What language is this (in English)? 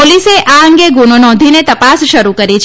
Gujarati